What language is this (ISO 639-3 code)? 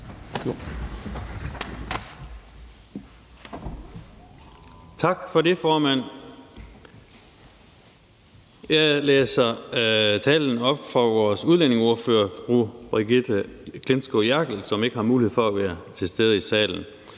dan